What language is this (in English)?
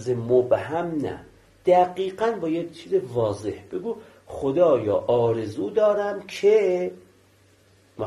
Persian